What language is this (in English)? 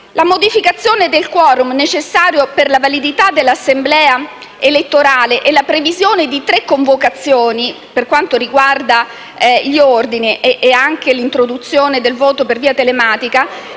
Italian